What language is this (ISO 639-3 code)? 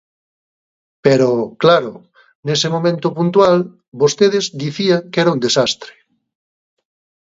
glg